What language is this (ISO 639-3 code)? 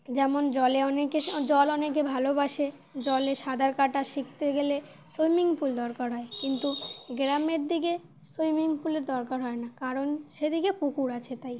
ben